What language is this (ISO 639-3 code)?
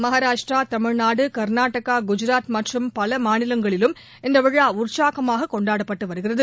tam